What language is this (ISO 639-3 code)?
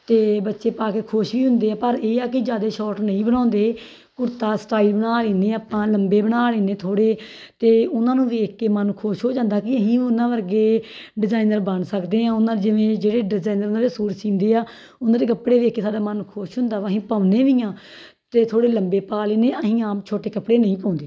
pan